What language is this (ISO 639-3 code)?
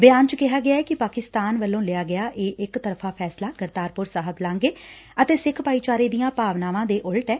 pan